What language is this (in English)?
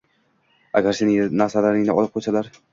Uzbek